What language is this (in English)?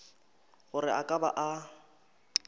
Northern Sotho